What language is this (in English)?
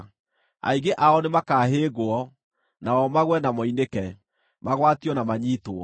Kikuyu